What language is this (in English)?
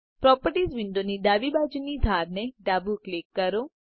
Gujarati